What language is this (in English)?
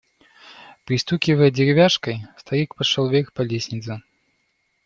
Russian